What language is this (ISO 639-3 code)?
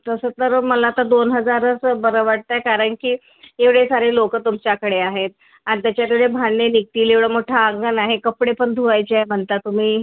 mar